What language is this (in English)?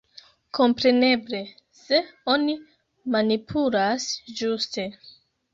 Esperanto